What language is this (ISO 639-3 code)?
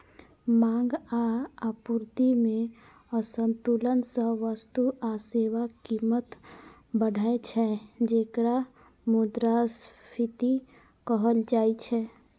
mai